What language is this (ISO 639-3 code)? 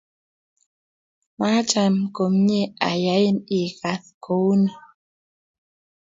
kln